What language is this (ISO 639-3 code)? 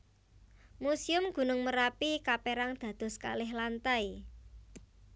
jav